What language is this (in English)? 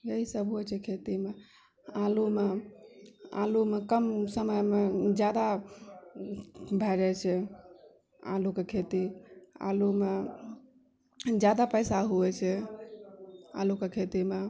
Maithili